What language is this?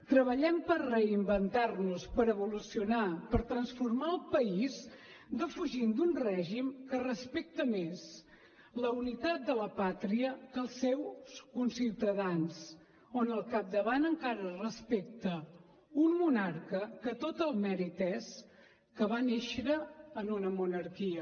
Catalan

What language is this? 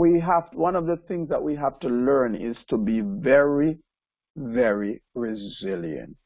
English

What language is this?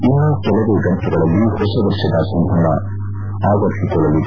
Kannada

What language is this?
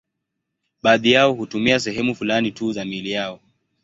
Swahili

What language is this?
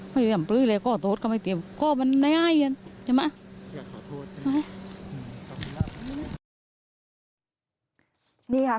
Thai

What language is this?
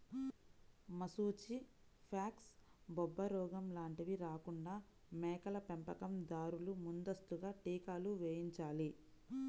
Telugu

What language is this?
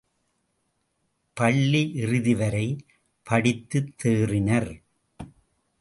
Tamil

